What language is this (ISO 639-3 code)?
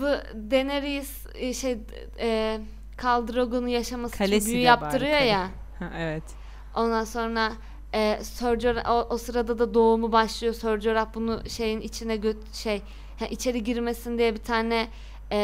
tur